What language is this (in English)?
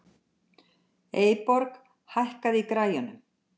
Icelandic